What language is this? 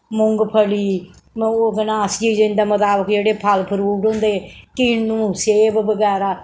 Dogri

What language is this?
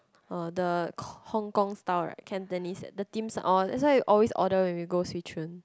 English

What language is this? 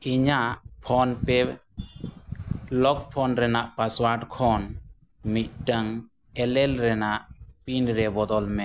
Santali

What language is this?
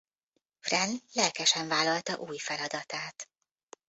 Hungarian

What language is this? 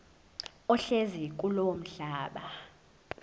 Zulu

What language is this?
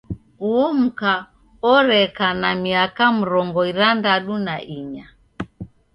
Taita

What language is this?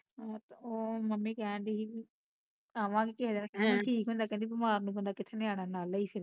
Punjabi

